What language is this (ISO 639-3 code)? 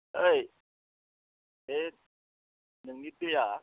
brx